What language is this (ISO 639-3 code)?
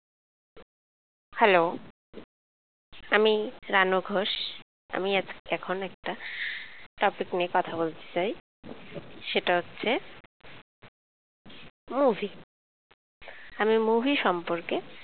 ben